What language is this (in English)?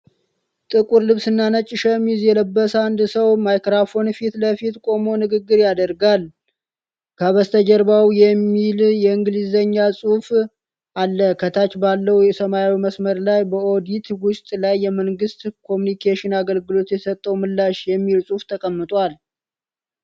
Amharic